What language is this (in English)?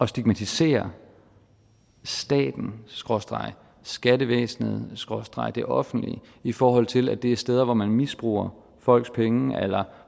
Danish